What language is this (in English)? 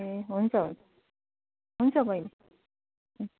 Nepali